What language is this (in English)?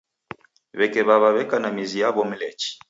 Taita